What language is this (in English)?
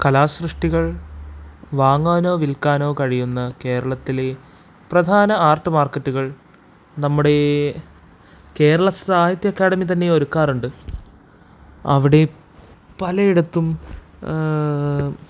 Malayalam